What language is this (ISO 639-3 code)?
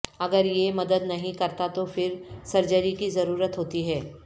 urd